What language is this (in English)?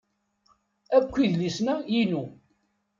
Kabyle